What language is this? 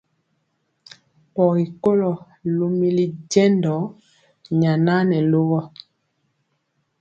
Mpiemo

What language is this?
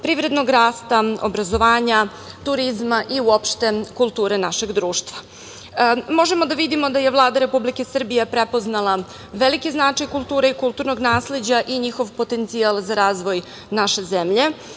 Serbian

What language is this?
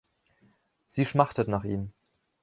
German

